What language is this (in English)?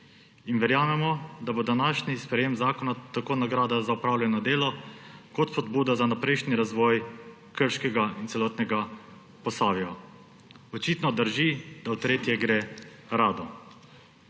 Slovenian